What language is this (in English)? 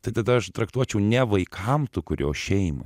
Lithuanian